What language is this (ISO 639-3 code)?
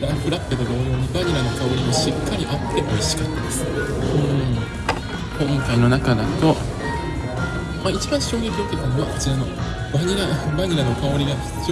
jpn